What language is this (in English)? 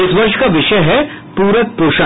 Hindi